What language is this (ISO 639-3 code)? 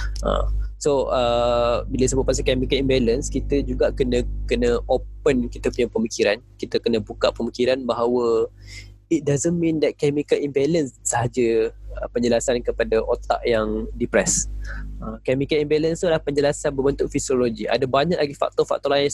msa